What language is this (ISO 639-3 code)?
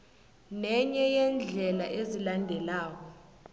nbl